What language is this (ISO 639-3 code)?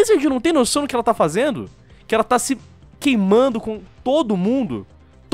por